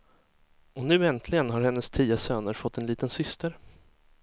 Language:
Swedish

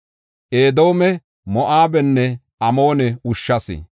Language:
Gofa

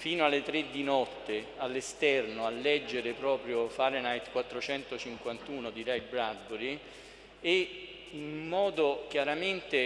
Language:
Italian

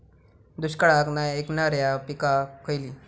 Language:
Marathi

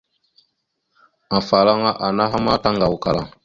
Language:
Mada (Cameroon)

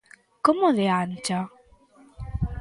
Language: Galician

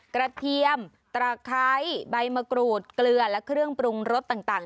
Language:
Thai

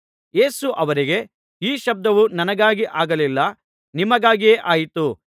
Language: Kannada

